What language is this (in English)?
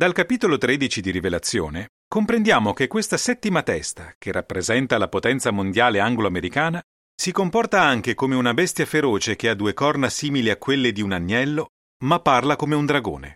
Italian